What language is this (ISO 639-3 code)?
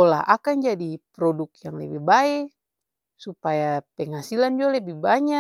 abs